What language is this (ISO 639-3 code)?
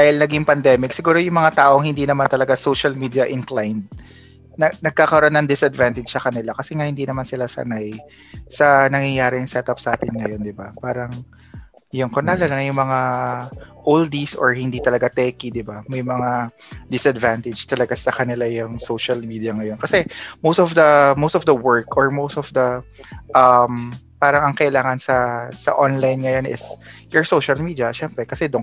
fil